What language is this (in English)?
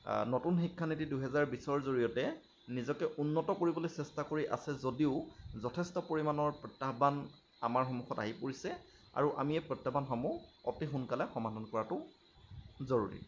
Assamese